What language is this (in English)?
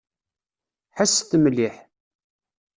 Kabyle